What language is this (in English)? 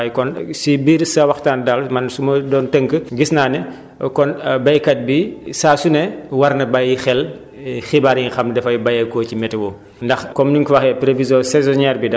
Wolof